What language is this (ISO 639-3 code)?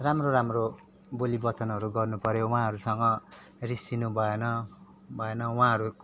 nep